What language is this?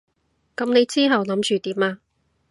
Cantonese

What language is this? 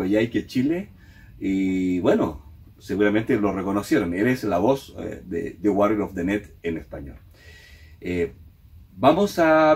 Spanish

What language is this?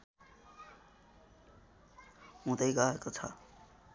Nepali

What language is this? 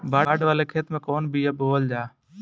Bhojpuri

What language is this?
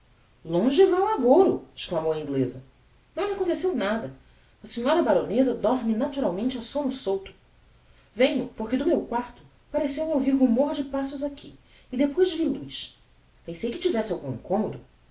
Portuguese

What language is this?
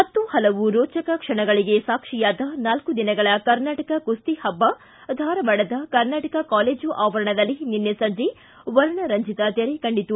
Kannada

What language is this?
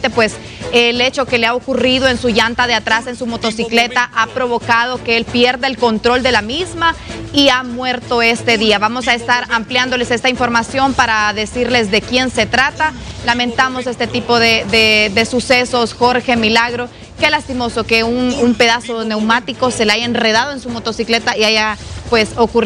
Spanish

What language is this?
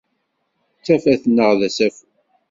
Kabyle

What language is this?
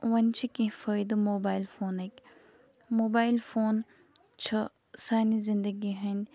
Kashmiri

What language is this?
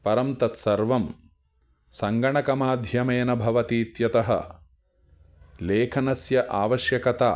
Sanskrit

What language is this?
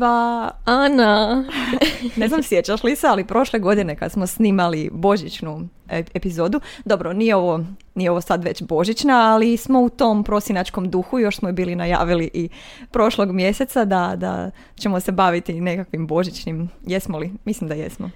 Croatian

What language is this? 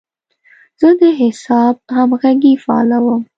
Pashto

